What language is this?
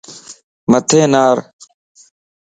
Lasi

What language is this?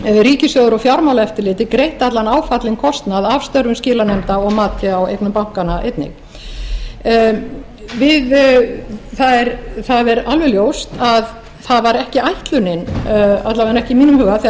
Icelandic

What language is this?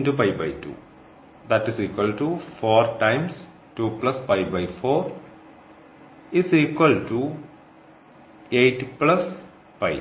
Malayalam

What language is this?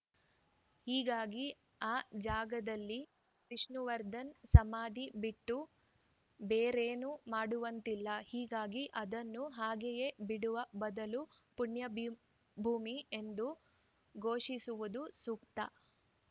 Kannada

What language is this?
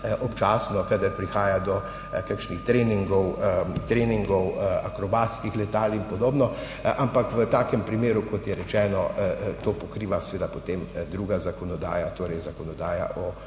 Slovenian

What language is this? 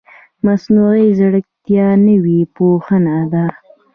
Pashto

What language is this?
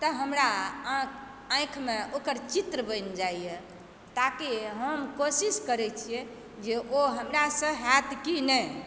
Maithili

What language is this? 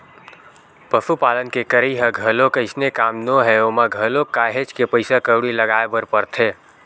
Chhattisgarhi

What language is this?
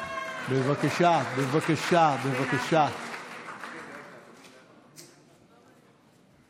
Hebrew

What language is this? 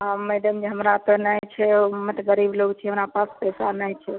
Maithili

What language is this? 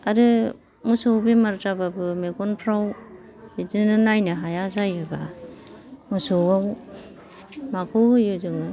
Bodo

